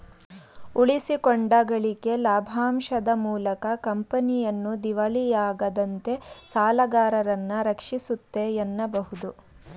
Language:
Kannada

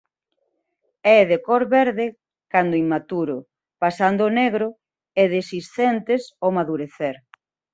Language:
Galician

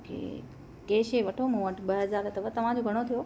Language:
Sindhi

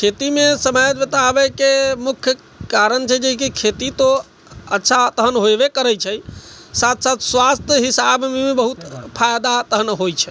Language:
Maithili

